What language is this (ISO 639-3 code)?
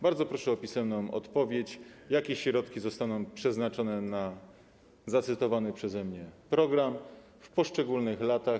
pol